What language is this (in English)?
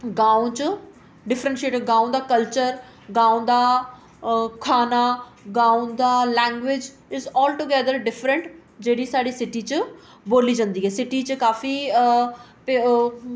Dogri